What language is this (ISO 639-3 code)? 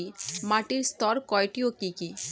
ben